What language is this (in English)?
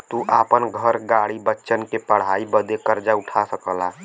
Bhojpuri